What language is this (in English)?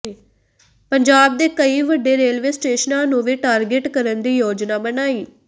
Punjabi